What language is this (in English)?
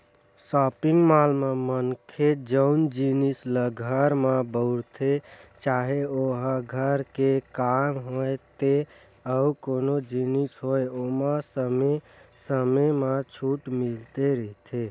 Chhattisgarhi